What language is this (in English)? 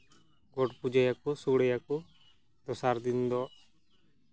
Santali